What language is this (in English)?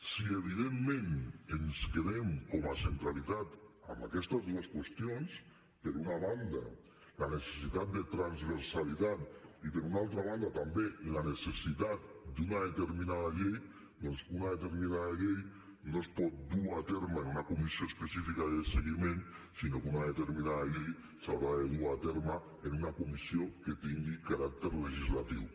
Catalan